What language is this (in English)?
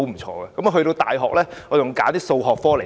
Cantonese